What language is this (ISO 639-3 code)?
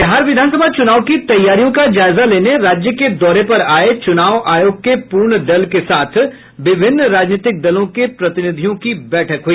hin